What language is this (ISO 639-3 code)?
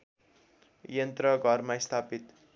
nep